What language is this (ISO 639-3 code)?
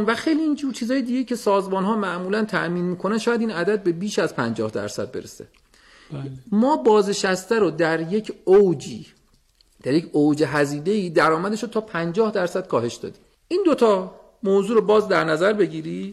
fas